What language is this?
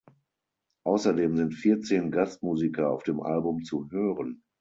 German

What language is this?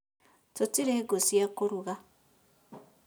Kikuyu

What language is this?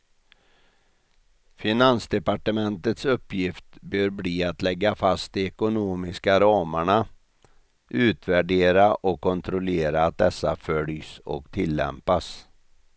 Swedish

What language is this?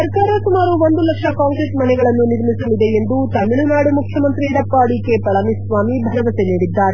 Kannada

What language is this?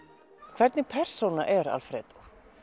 Icelandic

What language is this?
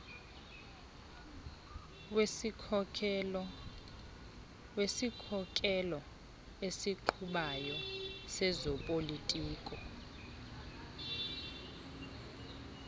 Xhosa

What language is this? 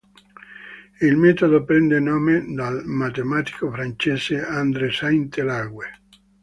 Italian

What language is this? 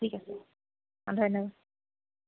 Assamese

